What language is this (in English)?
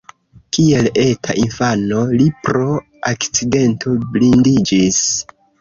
Esperanto